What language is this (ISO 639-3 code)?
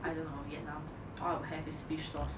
eng